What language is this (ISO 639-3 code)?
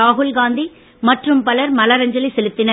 tam